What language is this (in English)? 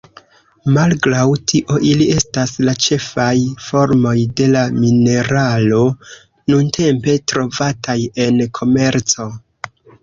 Esperanto